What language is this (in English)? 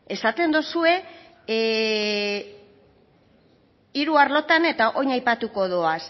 Basque